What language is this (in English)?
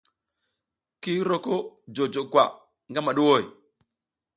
South Giziga